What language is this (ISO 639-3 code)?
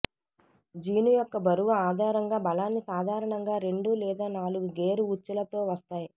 tel